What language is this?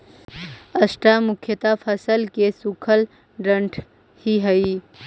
Magahi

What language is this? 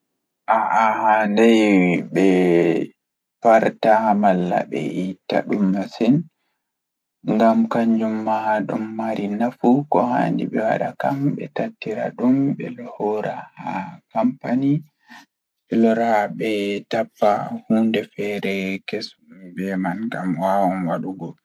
Fula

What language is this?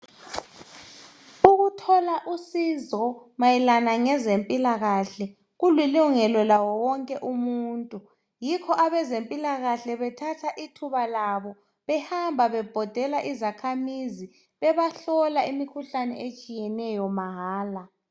North Ndebele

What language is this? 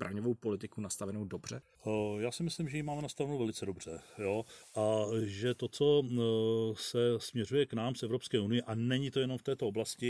Czech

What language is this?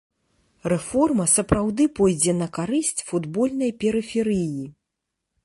Belarusian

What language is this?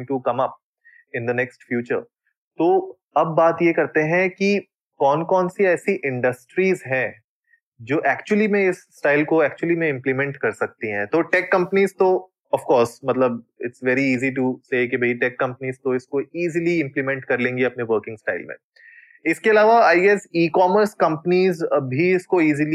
Hindi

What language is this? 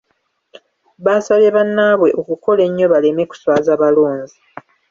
Ganda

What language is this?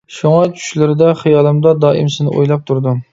Uyghur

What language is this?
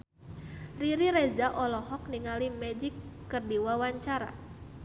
Sundanese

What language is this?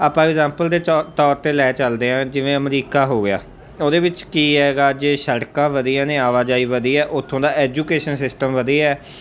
Punjabi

